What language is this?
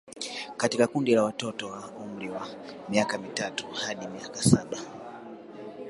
Swahili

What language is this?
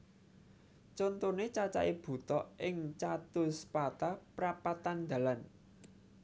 Javanese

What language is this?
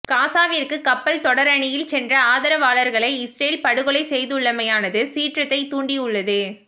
Tamil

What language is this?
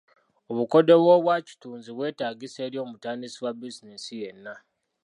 Ganda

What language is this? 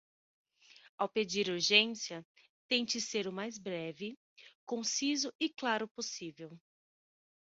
Portuguese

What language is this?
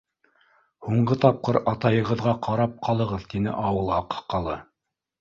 Bashkir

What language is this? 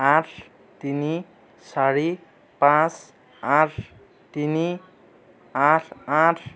Assamese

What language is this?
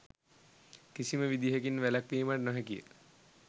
Sinhala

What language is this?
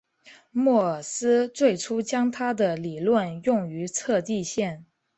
Chinese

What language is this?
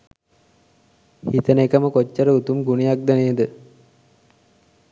Sinhala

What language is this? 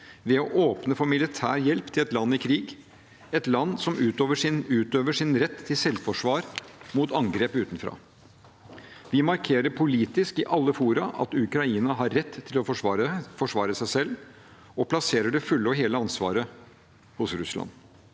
Norwegian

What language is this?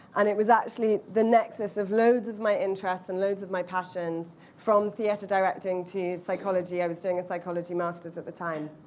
English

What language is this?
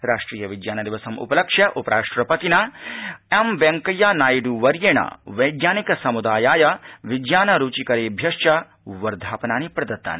Sanskrit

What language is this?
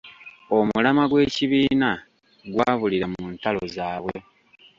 Ganda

